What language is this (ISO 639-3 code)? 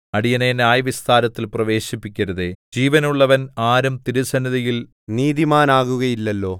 mal